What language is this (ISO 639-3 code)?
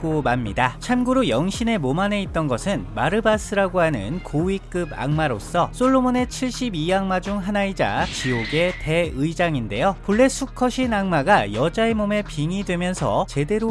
kor